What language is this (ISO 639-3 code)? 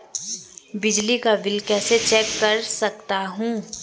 hin